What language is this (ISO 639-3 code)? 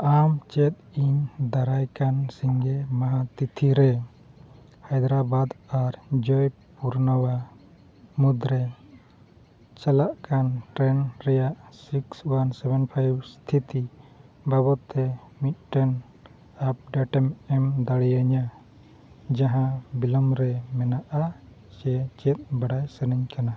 sat